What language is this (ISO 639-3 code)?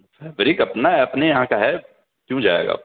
urd